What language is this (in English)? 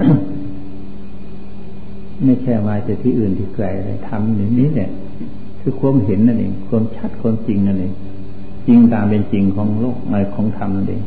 Thai